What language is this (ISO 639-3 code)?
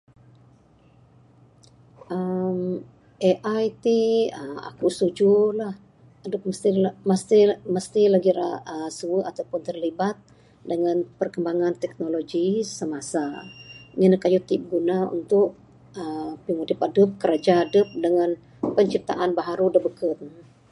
sdo